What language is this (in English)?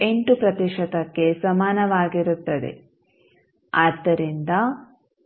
Kannada